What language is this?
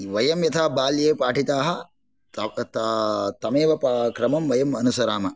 Sanskrit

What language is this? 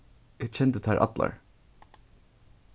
Faroese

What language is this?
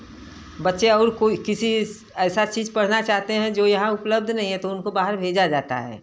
Hindi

